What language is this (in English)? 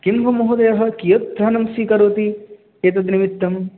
Sanskrit